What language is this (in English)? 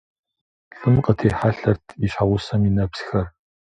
Kabardian